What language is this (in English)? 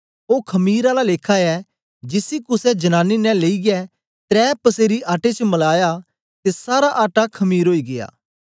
Dogri